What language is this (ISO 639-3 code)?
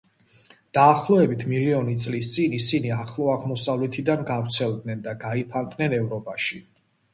kat